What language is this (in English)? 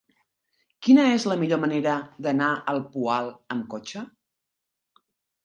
Catalan